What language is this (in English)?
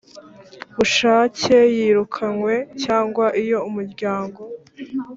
Kinyarwanda